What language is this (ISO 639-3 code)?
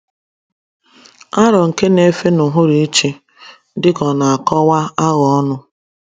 ibo